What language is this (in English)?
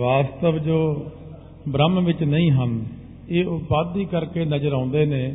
Punjabi